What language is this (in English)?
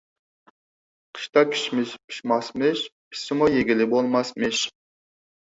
Uyghur